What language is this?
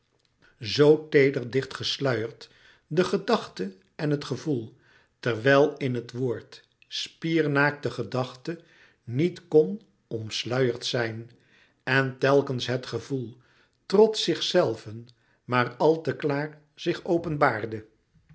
Dutch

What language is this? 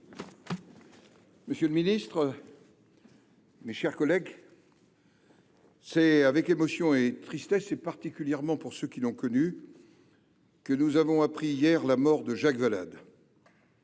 French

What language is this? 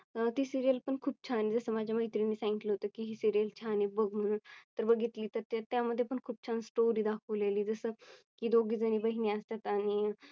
Marathi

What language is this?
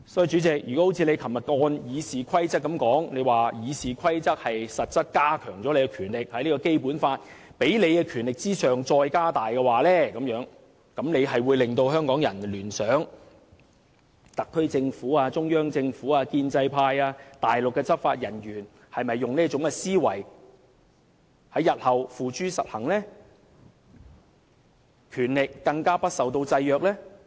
Cantonese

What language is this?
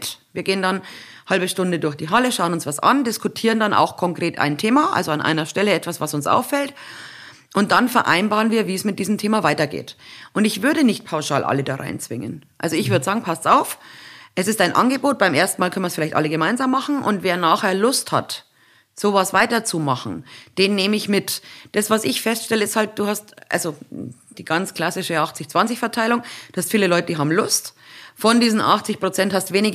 German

